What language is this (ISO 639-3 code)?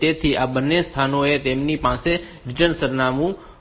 guj